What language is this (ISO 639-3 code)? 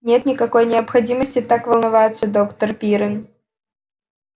rus